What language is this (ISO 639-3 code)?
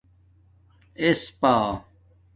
dmk